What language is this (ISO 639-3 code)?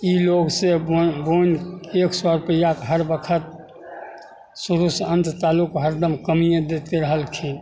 mai